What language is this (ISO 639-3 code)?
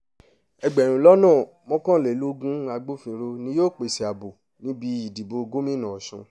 yor